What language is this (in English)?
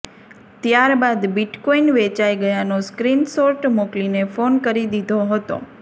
Gujarati